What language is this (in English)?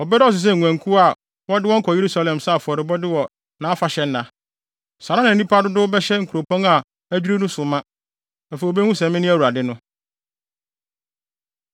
Akan